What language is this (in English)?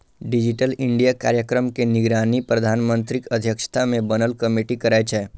Maithili